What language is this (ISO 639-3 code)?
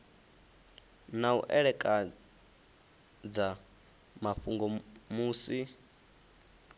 ven